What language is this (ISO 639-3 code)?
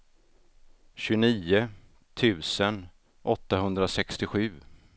swe